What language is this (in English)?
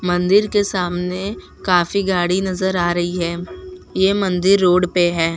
Hindi